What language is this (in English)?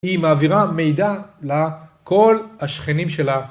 Hebrew